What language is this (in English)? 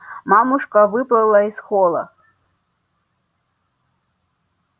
Russian